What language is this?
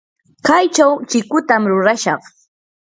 Yanahuanca Pasco Quechua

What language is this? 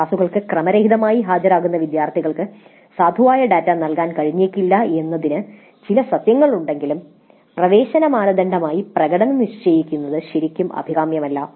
Malayalam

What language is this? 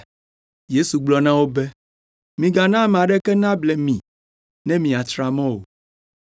Ewe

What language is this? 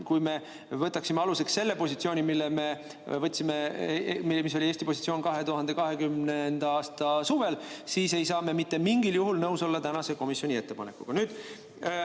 Estonian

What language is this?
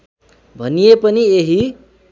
Nepali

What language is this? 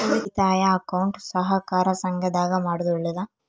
Kannada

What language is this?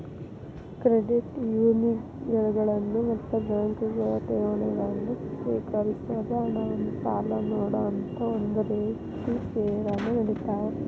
Kannada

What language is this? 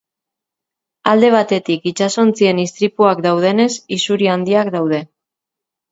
Basque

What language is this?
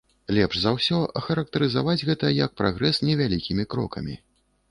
Belarusian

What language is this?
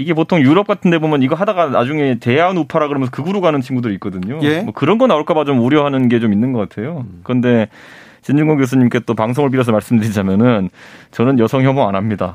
Korean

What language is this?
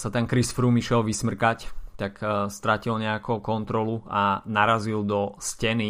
Slovak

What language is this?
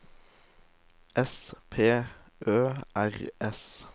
Norwegian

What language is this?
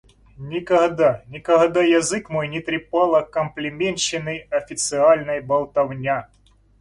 Russian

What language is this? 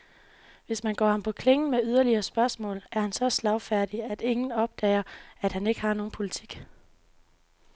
Danish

